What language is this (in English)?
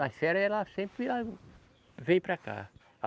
Portuguese